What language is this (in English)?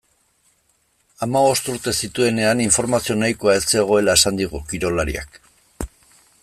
Basque